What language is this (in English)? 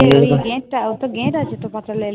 Bangla